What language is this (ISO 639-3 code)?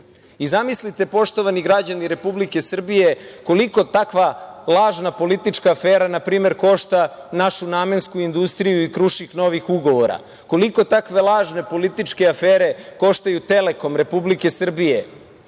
srp